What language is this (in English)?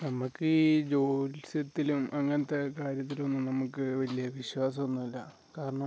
Malayalam